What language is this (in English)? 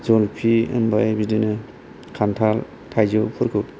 Bodo